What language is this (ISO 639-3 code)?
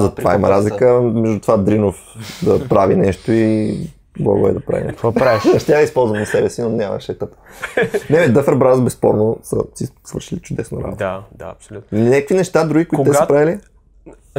bul